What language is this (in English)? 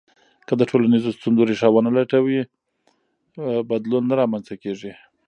Pashto